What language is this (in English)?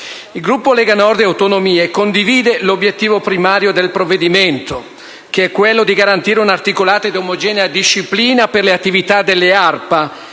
Italian